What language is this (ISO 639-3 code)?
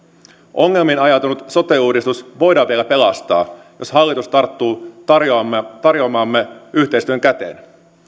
fin